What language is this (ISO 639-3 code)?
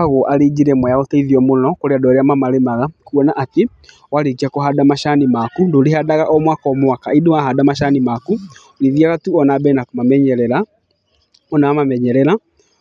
kik